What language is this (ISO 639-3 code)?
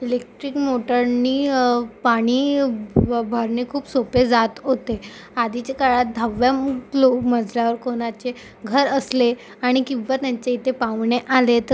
mar